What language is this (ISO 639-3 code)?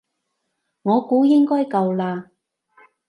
yue